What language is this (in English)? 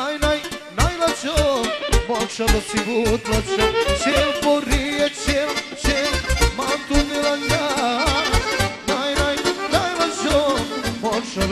Romanian